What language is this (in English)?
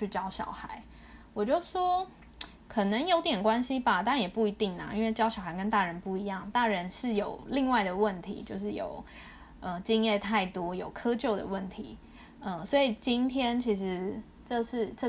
Chinese